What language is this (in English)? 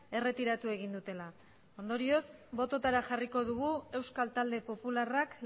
Basque